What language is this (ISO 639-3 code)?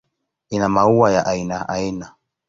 swa